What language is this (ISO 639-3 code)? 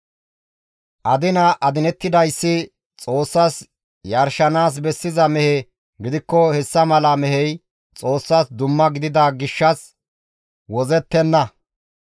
gmv